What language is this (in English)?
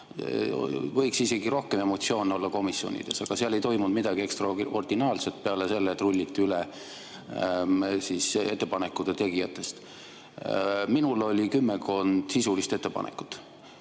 Estonian